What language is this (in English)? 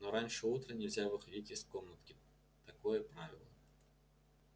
Russian